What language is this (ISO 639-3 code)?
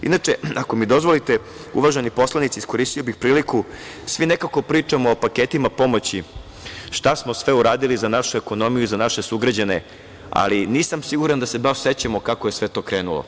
srp